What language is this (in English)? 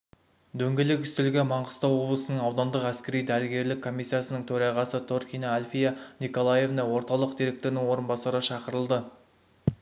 Kazakh